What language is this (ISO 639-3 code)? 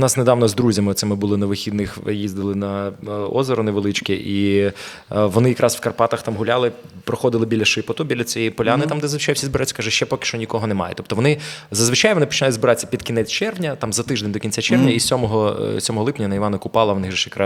ukr